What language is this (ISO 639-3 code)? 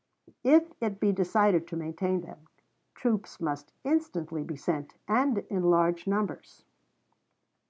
eng